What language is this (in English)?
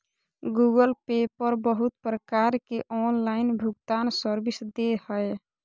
Magahi